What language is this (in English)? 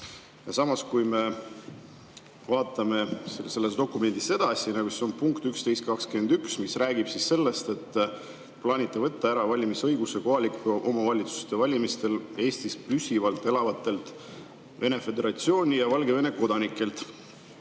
Estonian